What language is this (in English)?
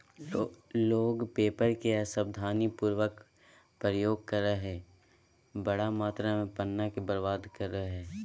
Magahi